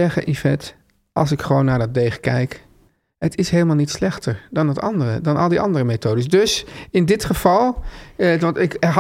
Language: Dutch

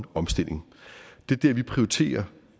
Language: Danish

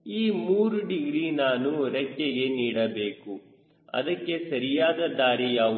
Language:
Kannada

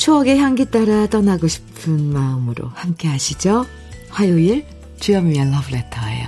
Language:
Korean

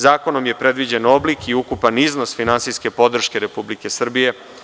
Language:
Serbian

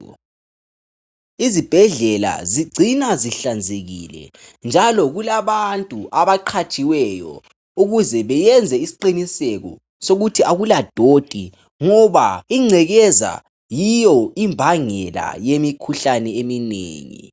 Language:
North Ndebele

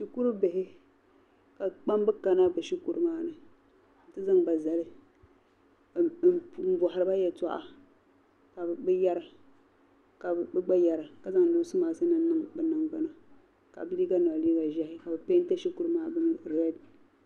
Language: Dagbani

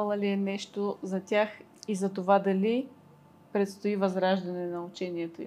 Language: Bulgarian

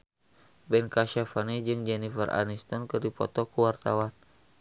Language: Sundanese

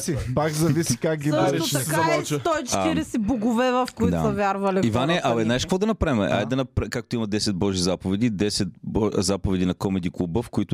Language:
Bulgarian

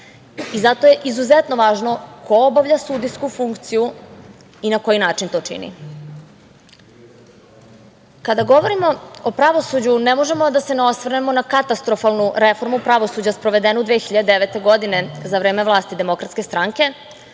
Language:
Serbian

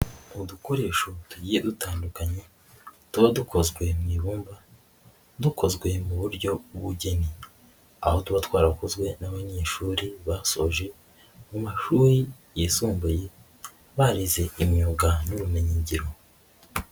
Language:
Kinyarwanda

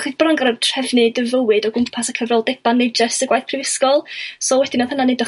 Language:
Welsh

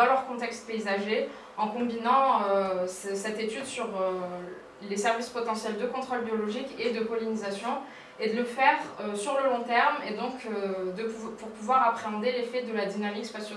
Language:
French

